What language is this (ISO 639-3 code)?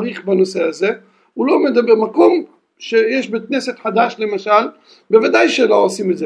heb